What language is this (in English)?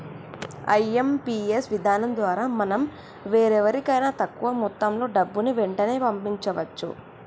Telugu